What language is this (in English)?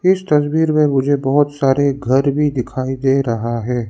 Hindi